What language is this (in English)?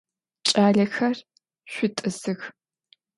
Adyghe